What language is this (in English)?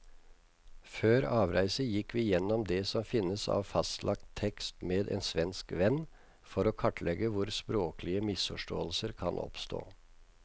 Norwegian